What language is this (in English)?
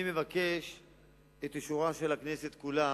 Hebrew